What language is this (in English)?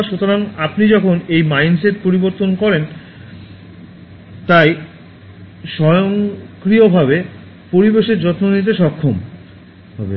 Bangla